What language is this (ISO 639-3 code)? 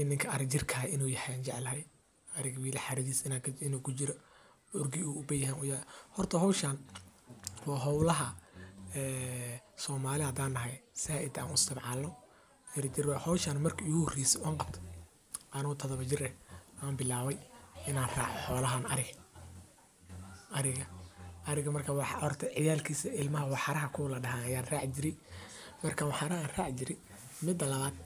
som